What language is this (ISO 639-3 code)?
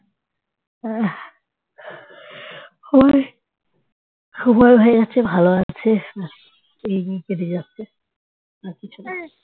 ben